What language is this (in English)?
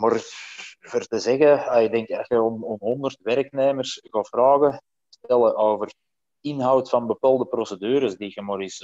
Dutch